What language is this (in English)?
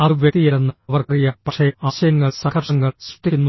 Malayalam